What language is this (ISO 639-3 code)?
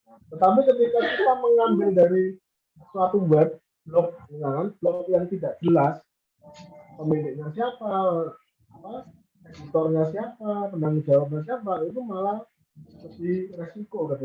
ind